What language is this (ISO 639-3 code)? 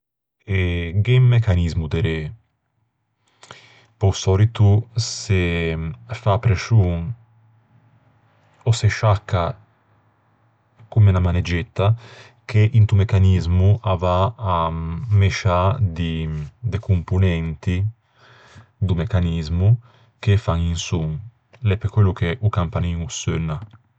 lij